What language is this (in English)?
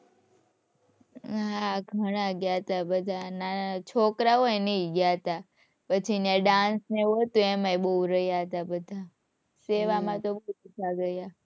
Gujarati